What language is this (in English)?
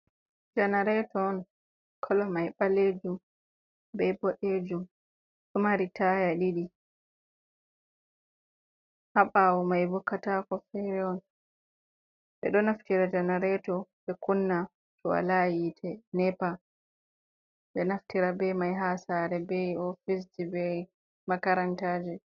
Fula